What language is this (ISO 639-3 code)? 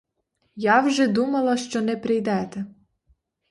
ukr